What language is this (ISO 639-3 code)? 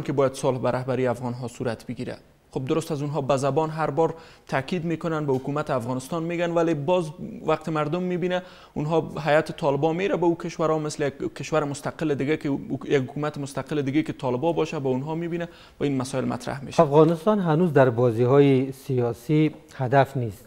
fas